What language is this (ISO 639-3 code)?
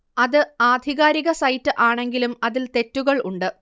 mal